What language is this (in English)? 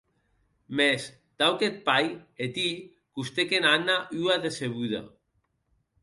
Occitan